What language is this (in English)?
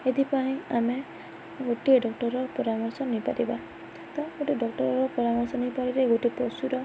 Odia